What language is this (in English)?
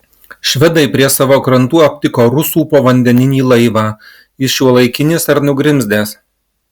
Lithuanian